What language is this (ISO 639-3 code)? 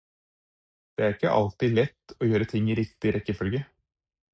nob